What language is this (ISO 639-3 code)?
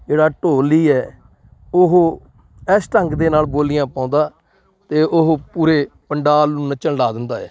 pan